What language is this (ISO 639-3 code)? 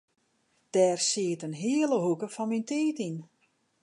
fry